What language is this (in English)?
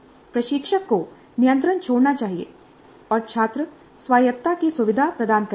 Hindi